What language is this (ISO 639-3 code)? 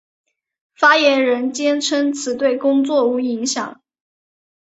zho